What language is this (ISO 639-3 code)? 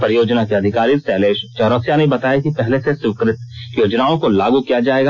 hin